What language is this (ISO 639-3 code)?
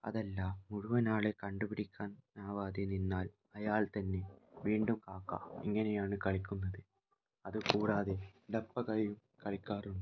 mal